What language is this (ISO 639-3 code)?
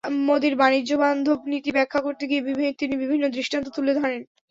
ben